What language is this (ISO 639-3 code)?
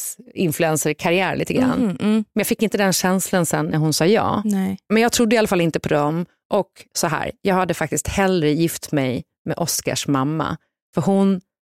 swe